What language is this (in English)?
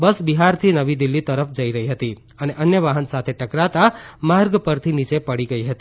Gujarati